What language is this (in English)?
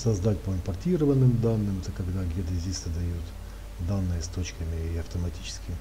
Russian